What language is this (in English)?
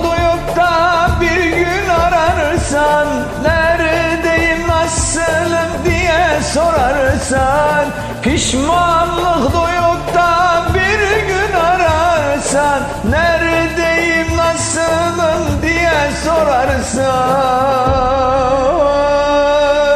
Turkish